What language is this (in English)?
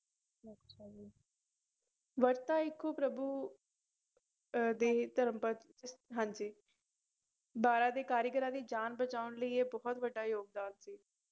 Punjabi